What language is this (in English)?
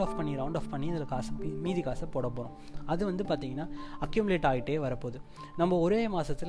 Tamil